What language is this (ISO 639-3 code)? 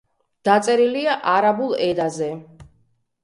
kat